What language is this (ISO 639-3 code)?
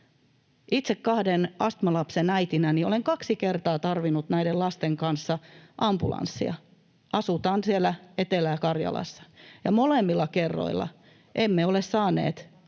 fin